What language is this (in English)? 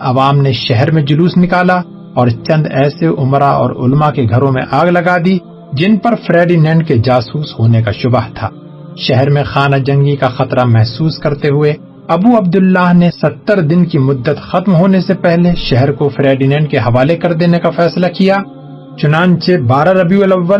Urdu